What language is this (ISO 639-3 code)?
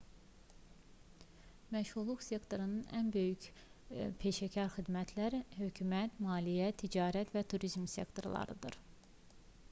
aze